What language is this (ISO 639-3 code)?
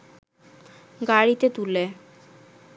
ben